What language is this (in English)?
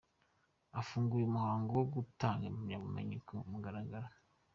Kinyarwanda